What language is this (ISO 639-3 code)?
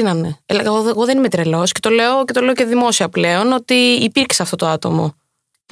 ell